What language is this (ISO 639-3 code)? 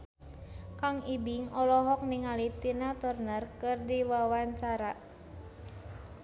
sun